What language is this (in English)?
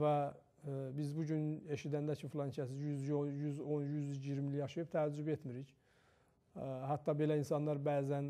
Turkish